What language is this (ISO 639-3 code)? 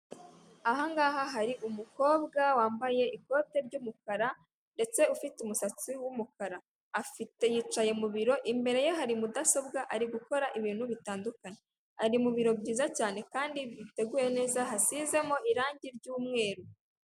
kin